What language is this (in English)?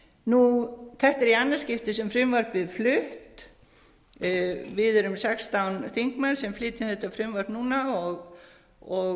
Icelandic